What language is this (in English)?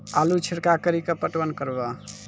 Maithili